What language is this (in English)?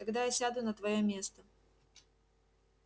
Russian